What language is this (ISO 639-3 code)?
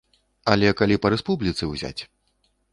bel